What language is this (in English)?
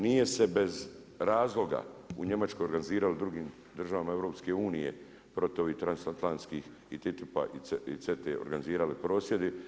Croatian